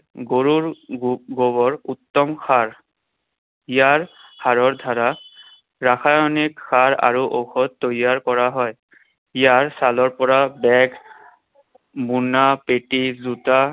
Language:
Assamese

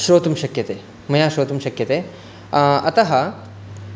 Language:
Sanskrit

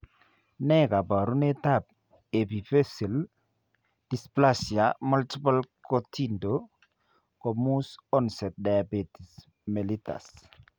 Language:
Kalenjin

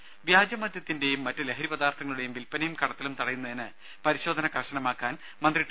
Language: Malayalam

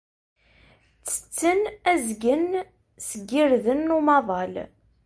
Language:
Kabyle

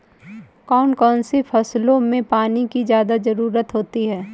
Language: Hindi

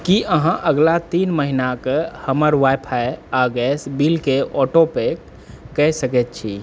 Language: Maithili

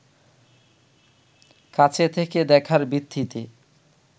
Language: Bangla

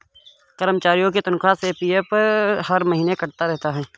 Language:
Hindi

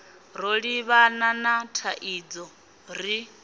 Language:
Venda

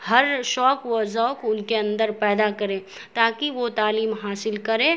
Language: Urdu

